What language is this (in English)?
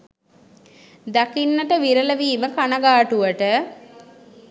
Sinhala